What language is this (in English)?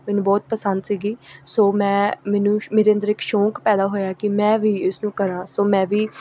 Punjabi